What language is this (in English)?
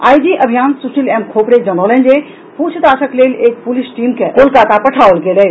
Maithili